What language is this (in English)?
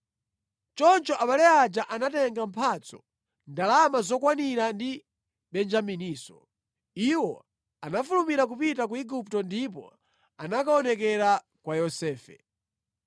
Nyanja